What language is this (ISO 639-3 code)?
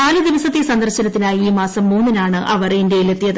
mal